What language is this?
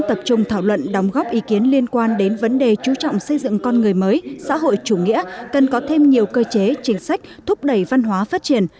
Vietnamese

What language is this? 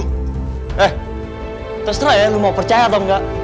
Indonesian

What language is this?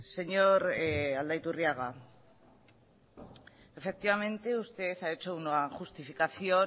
Spanish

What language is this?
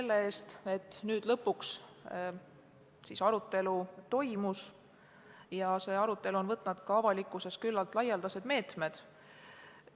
Estonian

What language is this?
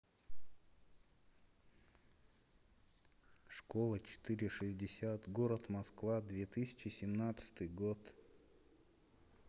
Russian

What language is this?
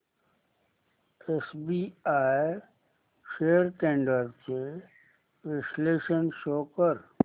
Marathi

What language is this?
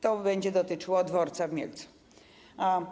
Polish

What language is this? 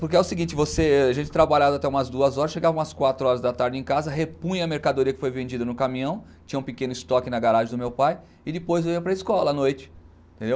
Portuguese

